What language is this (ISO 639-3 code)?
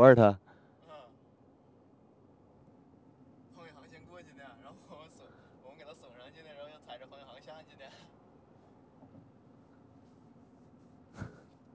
zho